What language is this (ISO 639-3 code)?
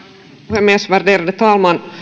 fin